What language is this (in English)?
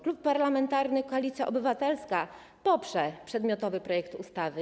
Polish